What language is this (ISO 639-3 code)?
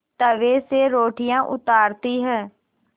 hin